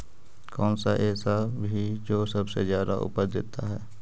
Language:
Magahi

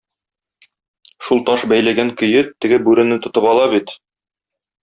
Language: Tatar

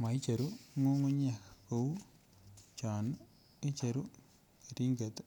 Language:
Kalenjin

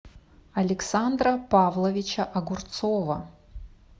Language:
Russian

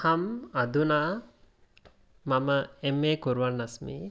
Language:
Sanskrit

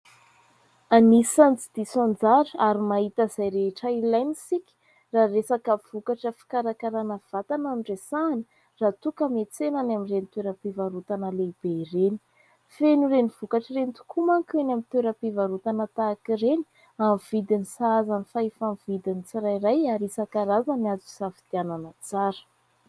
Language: Malagasy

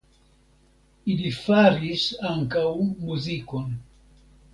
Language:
Esperanto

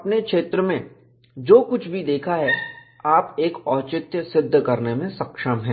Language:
Hindi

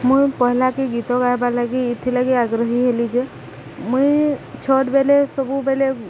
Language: Odia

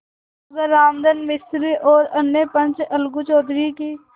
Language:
Hindi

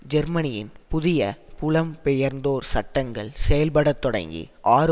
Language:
Tamil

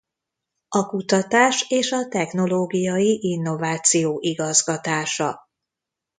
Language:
Hungarian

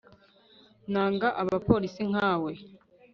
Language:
Kinyarwanda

